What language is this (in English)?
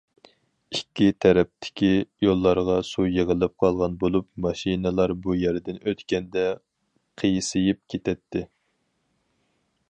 Uyghur